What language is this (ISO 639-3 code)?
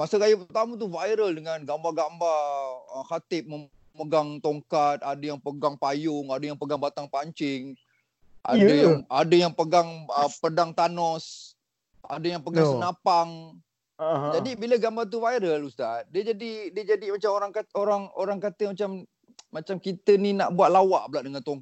msa